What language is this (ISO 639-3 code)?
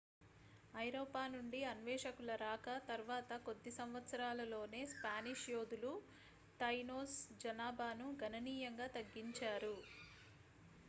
tel